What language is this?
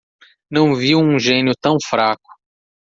Portuguese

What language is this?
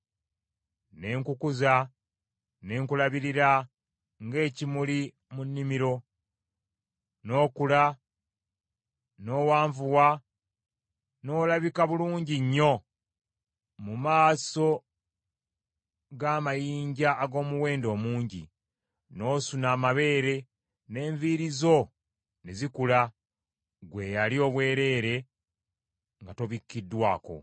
Ganda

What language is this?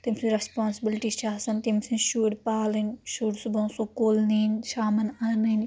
Kashmiri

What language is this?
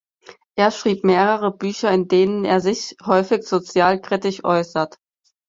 German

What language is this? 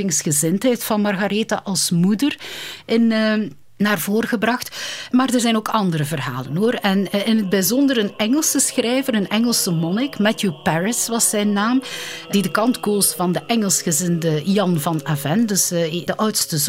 Dutch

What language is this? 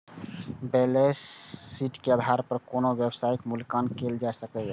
Maithili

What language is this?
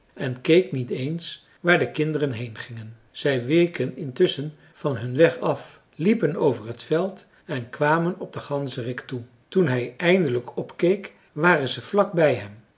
Dutch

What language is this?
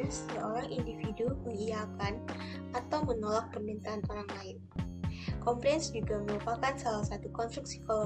Indonesian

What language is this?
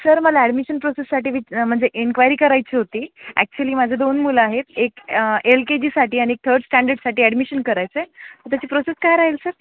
Marathi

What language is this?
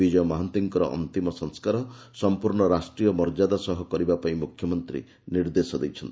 Odia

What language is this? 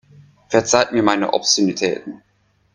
German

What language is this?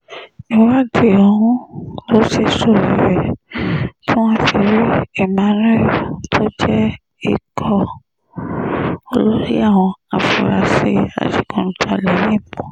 Yoruba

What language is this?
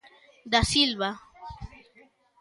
Galician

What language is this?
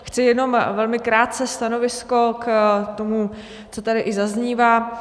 Czech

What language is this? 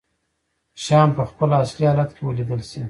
Pashto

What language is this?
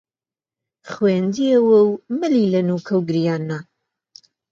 Central Kurdish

